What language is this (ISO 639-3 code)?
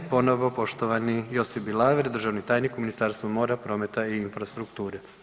hrv